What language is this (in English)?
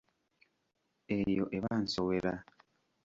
Ganda